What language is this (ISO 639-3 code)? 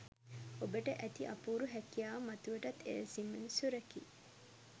sin